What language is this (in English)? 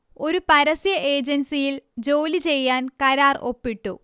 Malayalam